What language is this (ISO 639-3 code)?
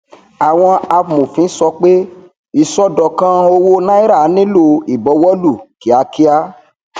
yor